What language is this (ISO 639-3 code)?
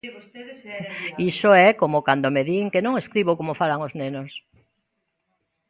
glg